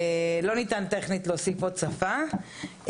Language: Hebrew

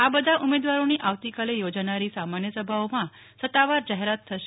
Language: Gujarati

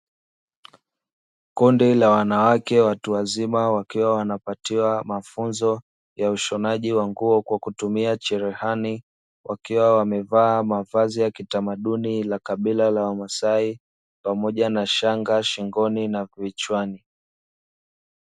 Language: Swahili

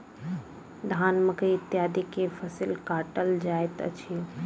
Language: Maithili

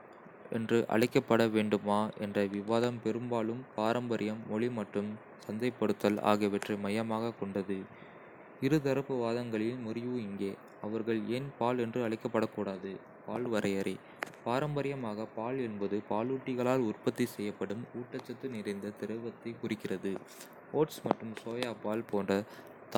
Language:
Kota (India)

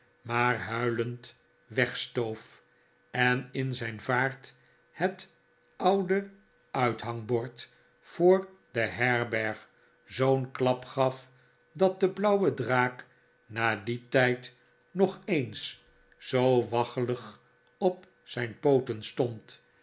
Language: Dutch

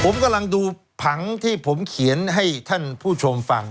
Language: Thai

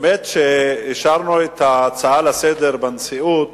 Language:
Hebrew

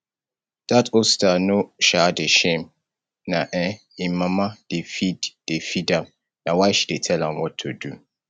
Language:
Nigerian Pidgin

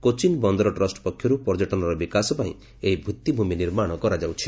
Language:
Odia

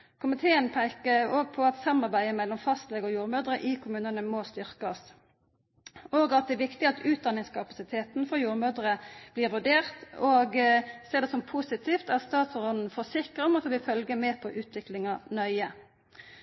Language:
Norwegian Nynorsk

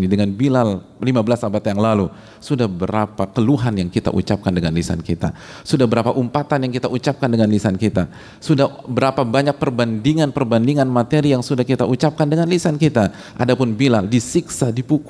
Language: Indonesian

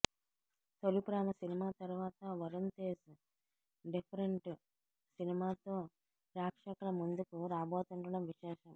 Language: Telugu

